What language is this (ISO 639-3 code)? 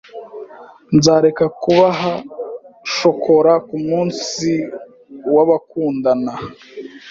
kin